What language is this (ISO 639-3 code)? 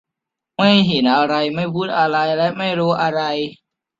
tha